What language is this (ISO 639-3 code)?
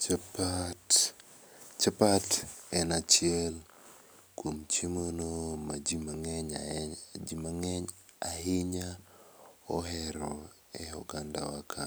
luo